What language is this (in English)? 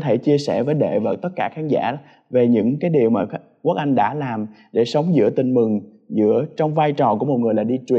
Vietnamese